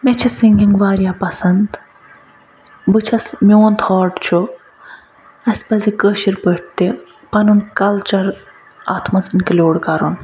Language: Kashmiri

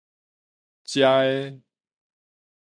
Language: Min Nan Chinese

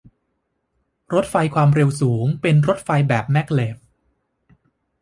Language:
Thai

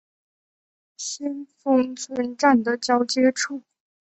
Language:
Chinese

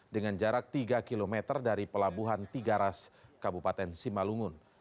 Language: Indonesian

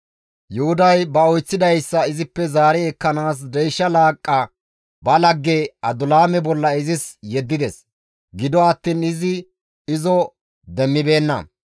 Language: Gamo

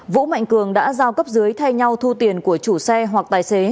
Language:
Vietnamese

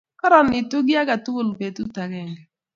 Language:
Kalenjin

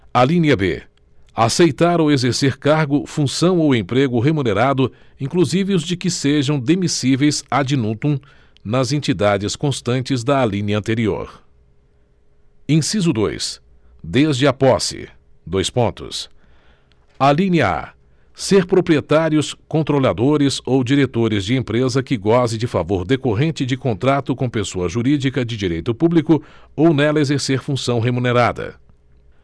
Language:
Portuguese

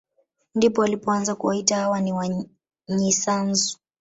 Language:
Swahili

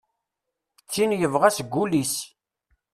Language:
Kabyle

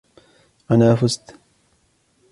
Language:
Arabic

